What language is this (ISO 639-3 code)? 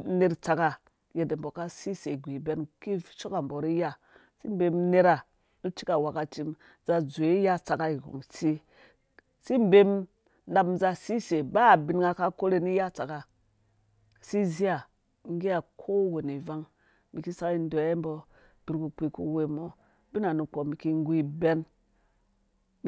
ldb